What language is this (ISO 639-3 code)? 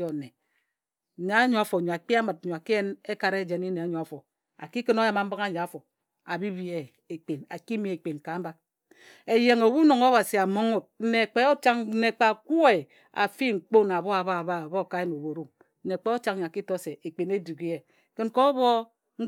etu